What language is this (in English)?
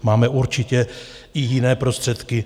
Czech